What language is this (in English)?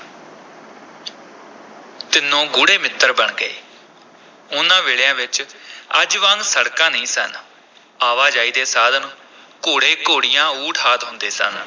Punjabi